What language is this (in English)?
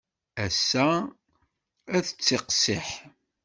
Kabyle